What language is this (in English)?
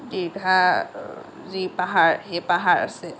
Assamese